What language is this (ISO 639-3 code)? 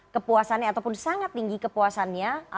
ind